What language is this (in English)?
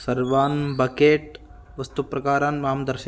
Sanskrit